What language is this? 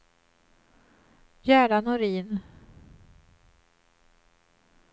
Swedish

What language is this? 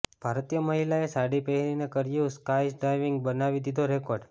Gujarati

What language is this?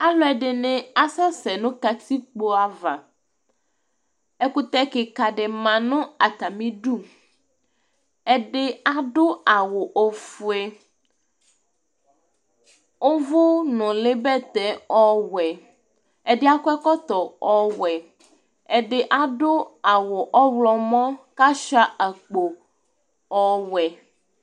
Ikposo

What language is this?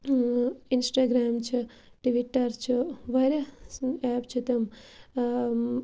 Kashmiri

